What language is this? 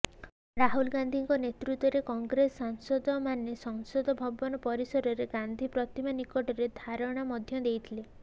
Odia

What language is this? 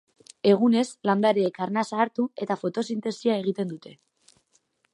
Basque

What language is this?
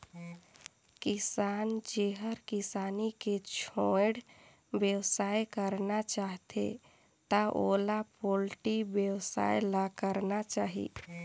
Chhattisgarhi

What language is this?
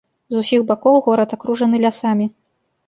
Belarusian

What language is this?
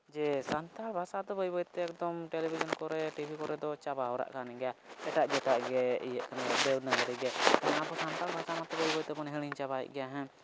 Santali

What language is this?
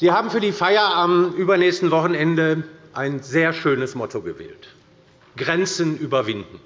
German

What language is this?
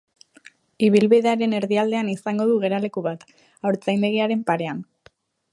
Basque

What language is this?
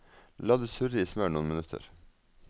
Norwegian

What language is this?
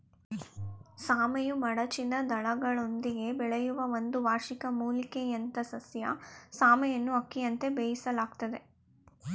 Kannada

